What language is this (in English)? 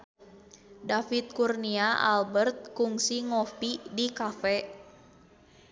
Sundanese